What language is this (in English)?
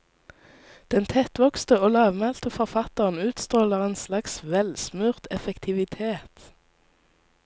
Norwegian